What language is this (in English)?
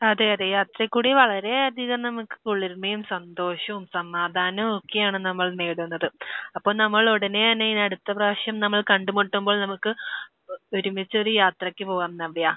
Malayalam